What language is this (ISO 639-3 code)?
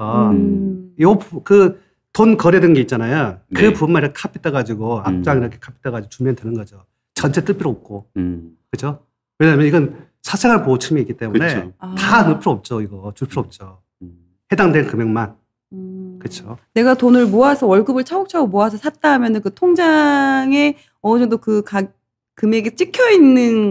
kor